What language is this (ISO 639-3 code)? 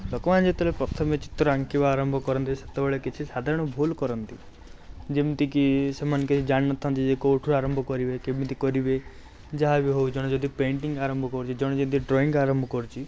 ori